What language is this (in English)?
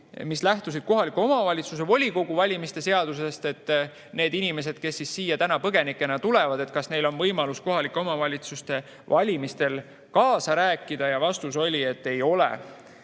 Estonian